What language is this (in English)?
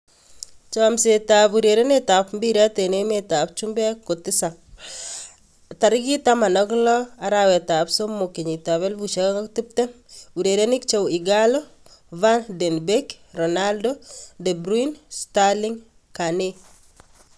Kalenjin